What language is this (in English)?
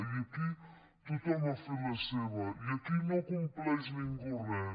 Catalan